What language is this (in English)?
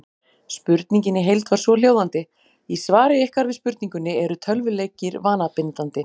Icelandic